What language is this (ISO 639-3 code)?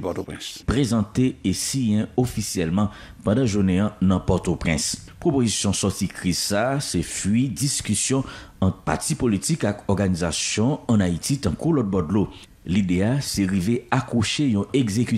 fra